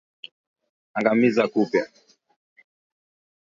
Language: Swahili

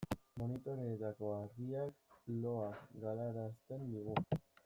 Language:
Basque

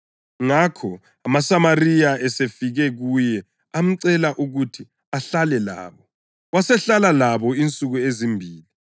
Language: North Ndebele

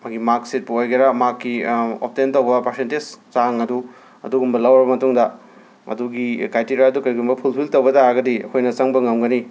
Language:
Manipuri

